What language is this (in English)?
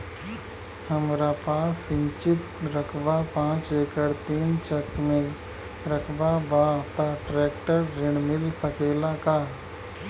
Bhojpuri